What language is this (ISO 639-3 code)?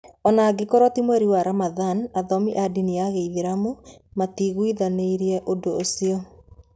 kik